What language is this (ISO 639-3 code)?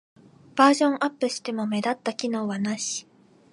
jpn